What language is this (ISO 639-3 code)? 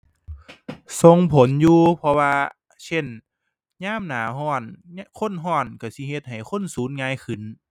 tha